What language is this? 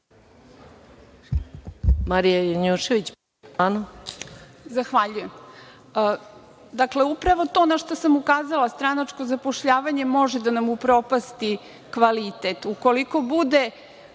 Serbian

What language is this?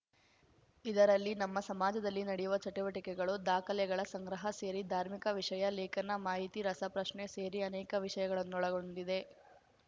Kannada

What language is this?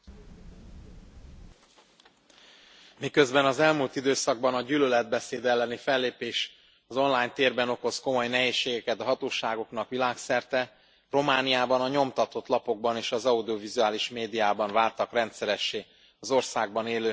Hungarian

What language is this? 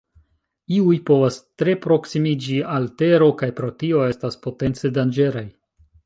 Esperanto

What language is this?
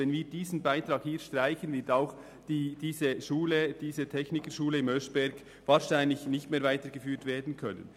Swiss German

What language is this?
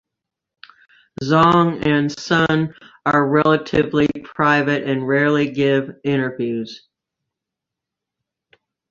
English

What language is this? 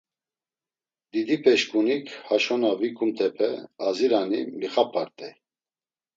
Laz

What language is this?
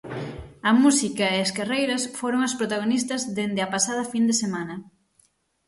Galician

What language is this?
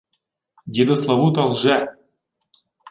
Ukrainian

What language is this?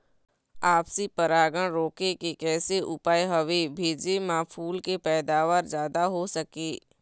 Chhattisgarhi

